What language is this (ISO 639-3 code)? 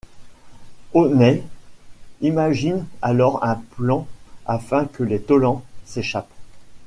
fra